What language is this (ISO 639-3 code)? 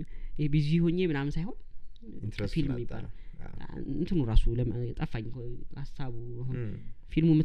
amh